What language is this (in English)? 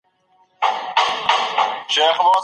Pashto